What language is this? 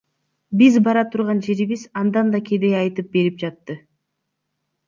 Kyrgyz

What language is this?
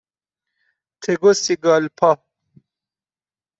Persian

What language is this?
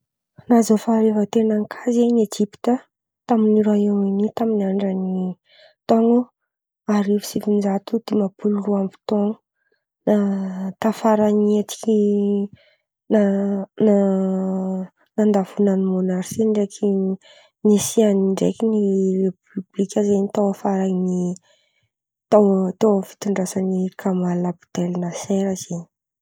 Antankarana Malagasy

